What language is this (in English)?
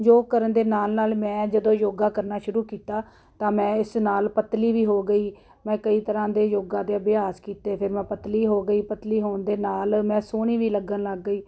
Punjabi